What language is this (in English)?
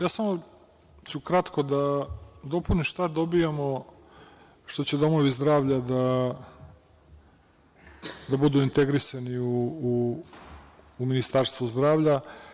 Serbian